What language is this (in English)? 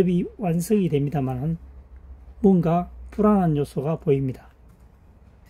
Korean